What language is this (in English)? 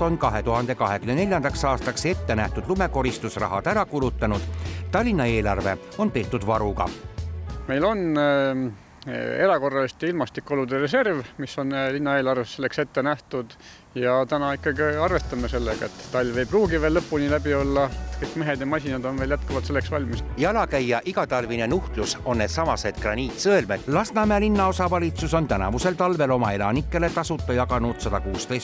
Finnish